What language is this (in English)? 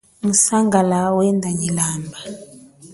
Chokwe